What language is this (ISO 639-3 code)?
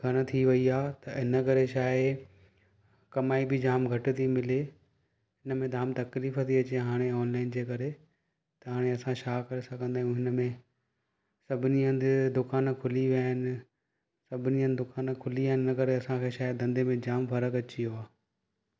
snd